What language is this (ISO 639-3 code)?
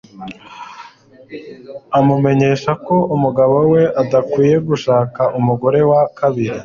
kin